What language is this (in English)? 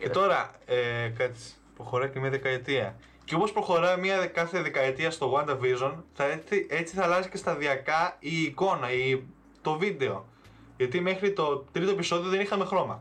Greek